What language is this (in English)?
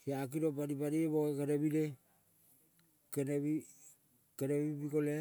Kol (Papua New Guinea)